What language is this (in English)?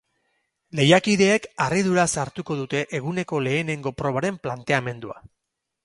Basque